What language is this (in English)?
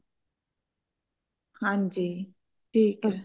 Punjabi